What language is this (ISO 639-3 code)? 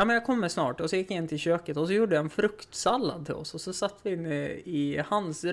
swe